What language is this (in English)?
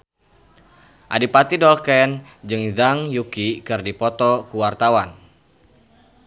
Sundanese